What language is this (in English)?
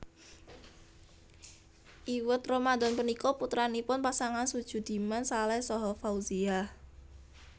Javanese